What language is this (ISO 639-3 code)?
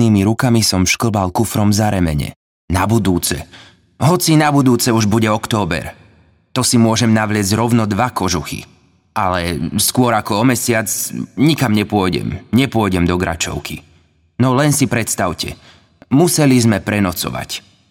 slk